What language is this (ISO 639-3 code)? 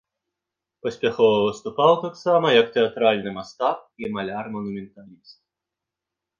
bel